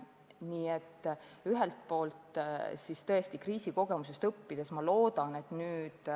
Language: Estonian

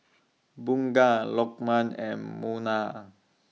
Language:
English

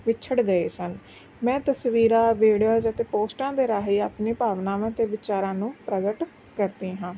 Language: Punjabi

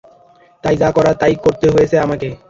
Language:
Bangla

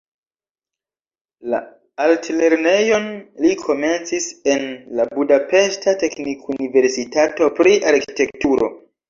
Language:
Esperanto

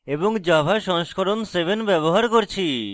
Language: Bangla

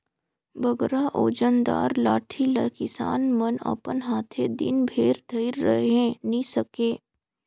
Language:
Chhattisgarhi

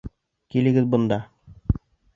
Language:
Bashkir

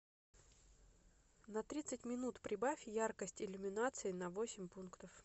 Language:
Russian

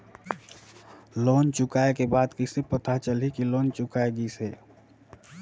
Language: Chhattisgarhi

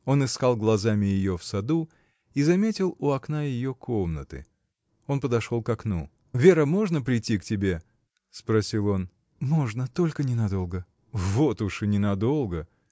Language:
Russian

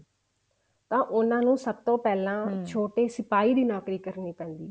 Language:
Punjabi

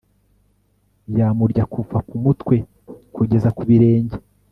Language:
Kinyarwanda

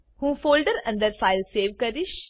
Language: Gujarati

